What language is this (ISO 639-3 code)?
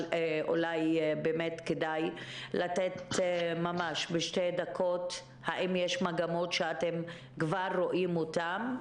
heb